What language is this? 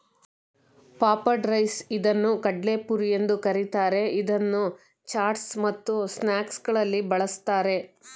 Kannada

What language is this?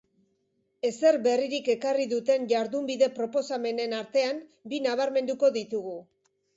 Basque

